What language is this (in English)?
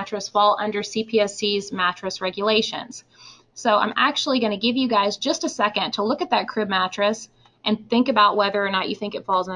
English